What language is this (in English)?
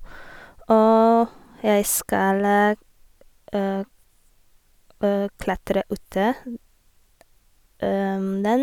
Norwegian